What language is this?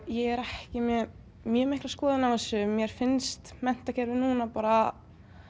Icelandic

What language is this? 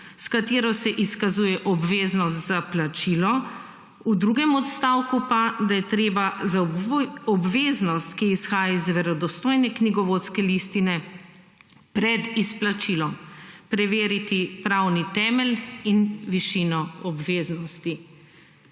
Slovenian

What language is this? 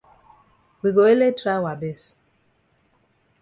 Cameroon Pidgin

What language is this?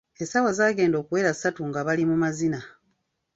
Ganda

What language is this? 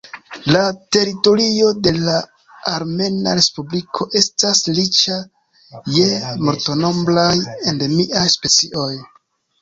Esperanto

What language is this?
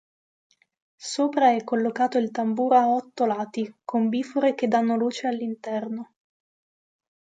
Italian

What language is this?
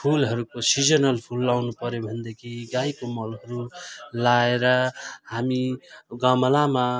Nepali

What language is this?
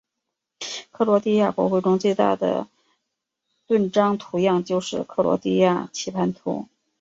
Chinese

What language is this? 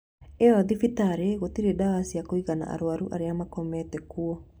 Kikuyu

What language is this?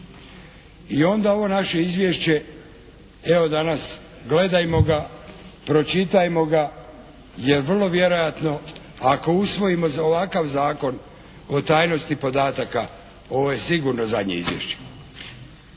Croatian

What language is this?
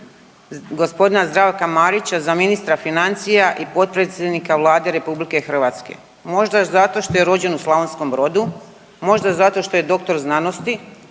Croatian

